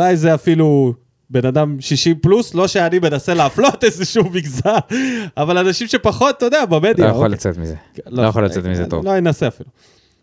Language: Hebrew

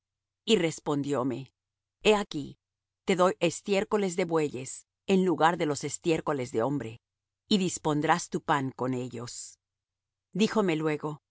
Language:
Spanish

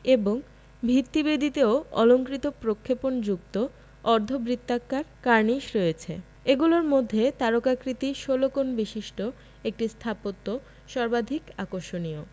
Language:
Bangla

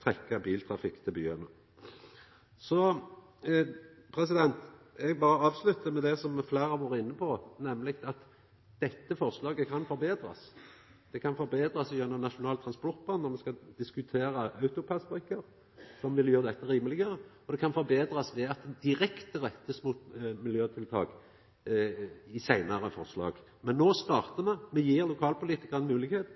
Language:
Norwegian Nynorsk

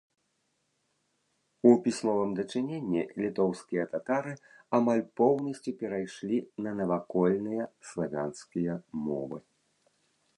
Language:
Belarusian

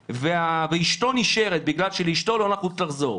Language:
Hebrew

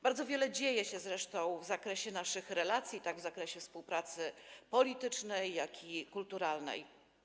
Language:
Polish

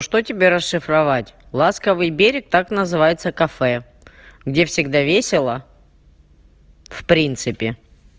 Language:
Russian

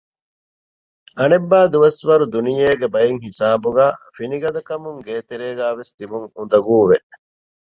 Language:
Divehi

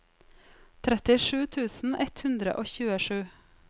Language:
Norwegian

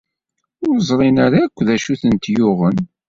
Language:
Kabyle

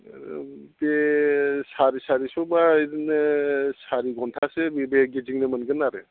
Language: Bodo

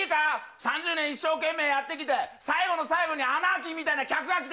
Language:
Japanese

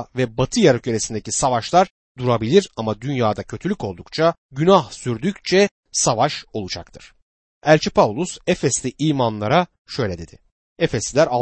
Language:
Turkish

